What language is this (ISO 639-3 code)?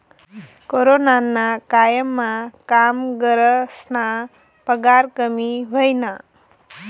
mar